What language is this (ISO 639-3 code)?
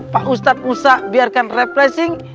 ind